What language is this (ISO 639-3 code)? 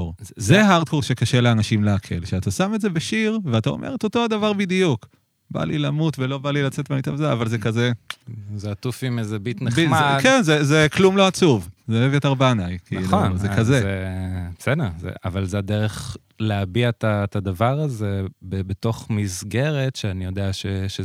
heb